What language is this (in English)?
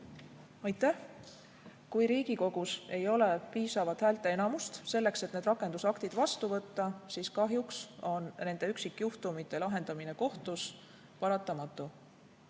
Estonian